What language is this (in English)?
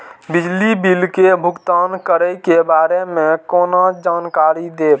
Maithili